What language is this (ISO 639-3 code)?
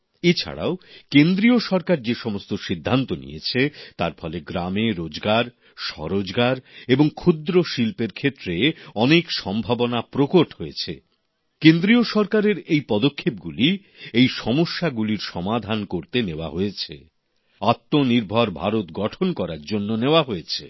ben